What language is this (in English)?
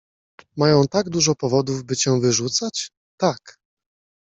Polish